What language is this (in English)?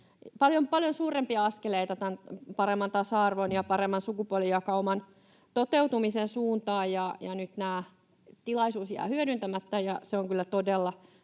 Finnish